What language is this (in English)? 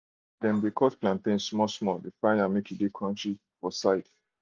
Nigerian Pidgin